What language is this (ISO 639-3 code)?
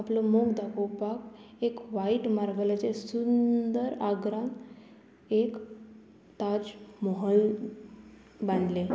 kok